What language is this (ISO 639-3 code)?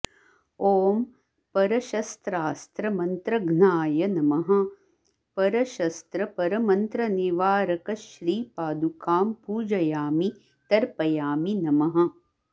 san